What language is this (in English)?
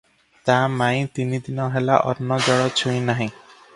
Odia